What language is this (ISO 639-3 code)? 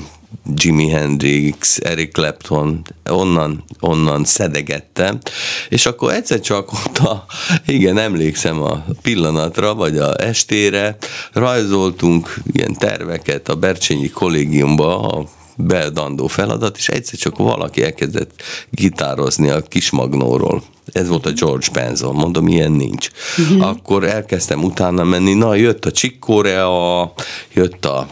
hun